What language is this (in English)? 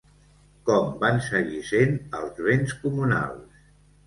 Catalan